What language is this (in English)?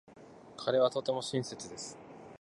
Japanese